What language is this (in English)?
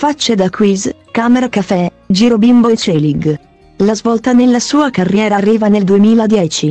Italian